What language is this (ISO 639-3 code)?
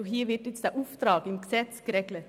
gsw